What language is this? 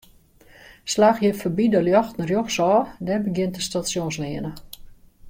Western Frisian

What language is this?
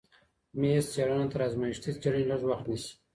Pashto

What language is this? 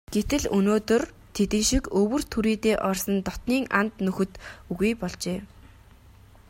Mongolian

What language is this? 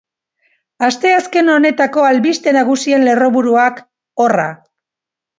Basque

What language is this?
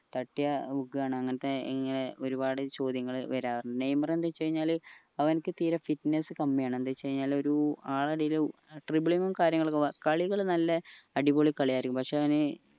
Malayalam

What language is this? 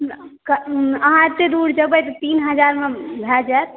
Maithili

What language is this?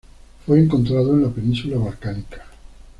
Spanish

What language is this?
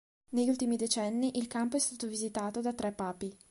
Italian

